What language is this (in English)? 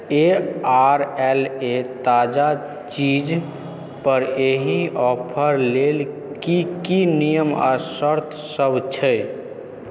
Maithili